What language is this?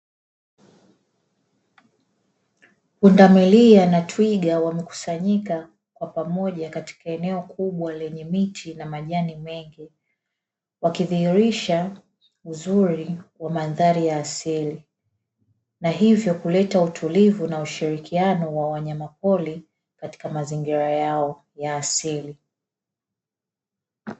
Swahili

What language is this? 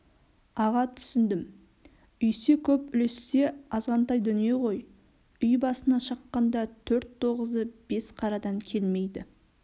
Kazakh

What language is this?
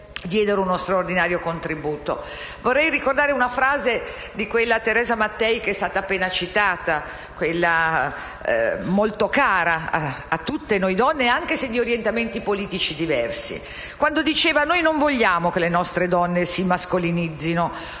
Italian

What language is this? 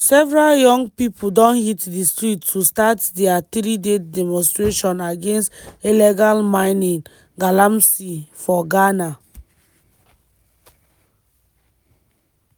Nigerian Pidgin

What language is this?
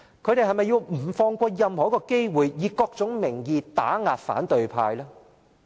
Cantonese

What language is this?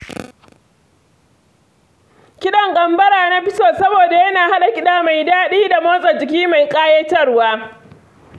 Hausa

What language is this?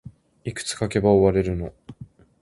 Japanese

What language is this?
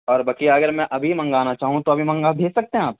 Urdu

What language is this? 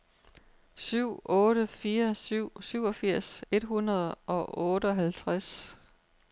Danish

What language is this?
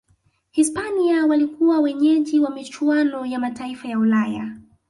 Swahili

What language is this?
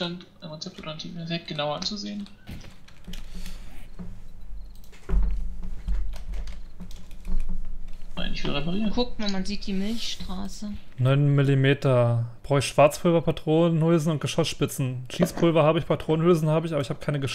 German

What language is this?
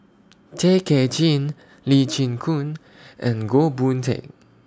English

